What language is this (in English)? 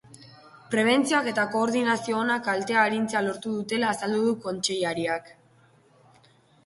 Basque